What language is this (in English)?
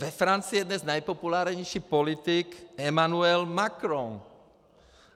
Czech